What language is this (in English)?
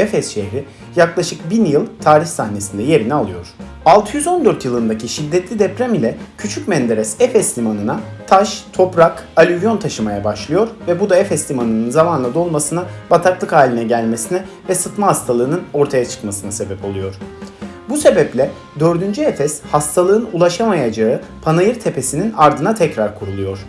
Turkish